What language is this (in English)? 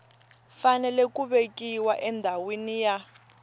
Tsonga